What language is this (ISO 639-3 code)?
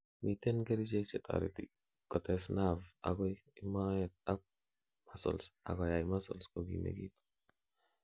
kln